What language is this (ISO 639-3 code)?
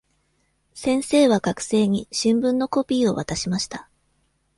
jpn